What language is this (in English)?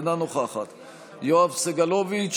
Hebrew